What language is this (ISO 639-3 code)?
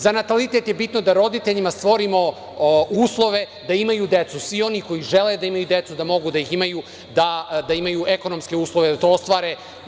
srp